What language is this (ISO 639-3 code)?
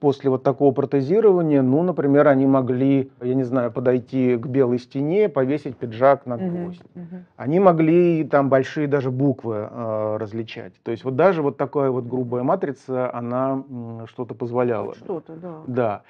rus